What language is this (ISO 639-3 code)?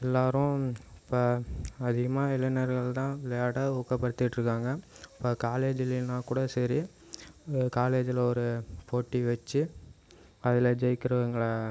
tam